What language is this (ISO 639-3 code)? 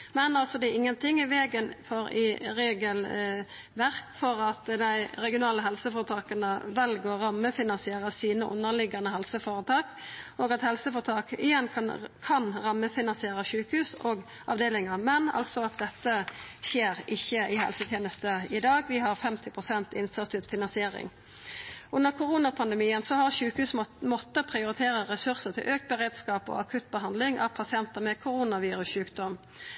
nno